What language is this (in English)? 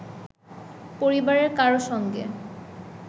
Bangla